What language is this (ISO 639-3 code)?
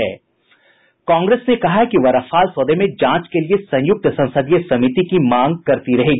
hin